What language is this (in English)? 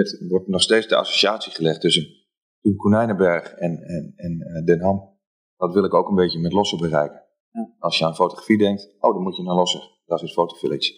Dutch